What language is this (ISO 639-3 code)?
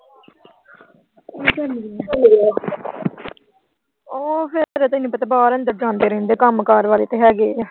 pan